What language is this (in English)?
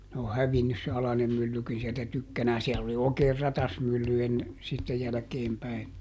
Finnish